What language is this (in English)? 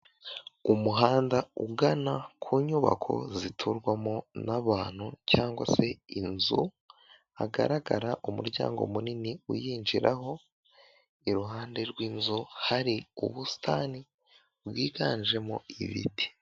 Kinyarwanda